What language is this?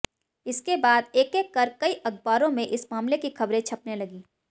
Hindi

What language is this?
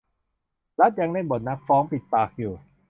Thai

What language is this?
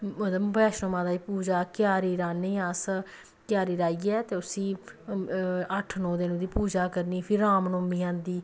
Dogri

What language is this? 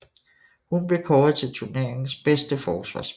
Danish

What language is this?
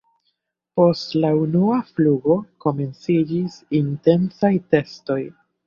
Esperanto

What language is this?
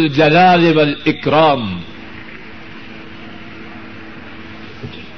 Urdu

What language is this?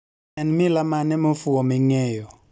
Luo (Kenya and Tanzania)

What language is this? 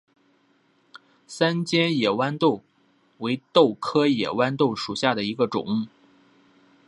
Chinese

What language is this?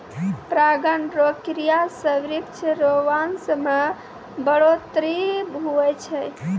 Maithili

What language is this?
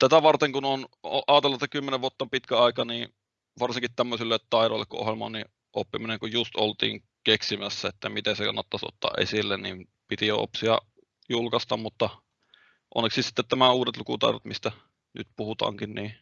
Finnish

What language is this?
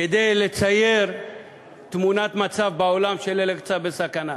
Hebrew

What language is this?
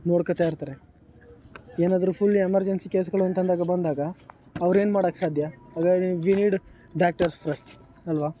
Kannada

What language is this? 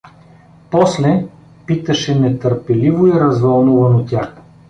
Bulgarian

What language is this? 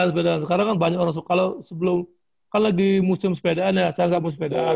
Indonesian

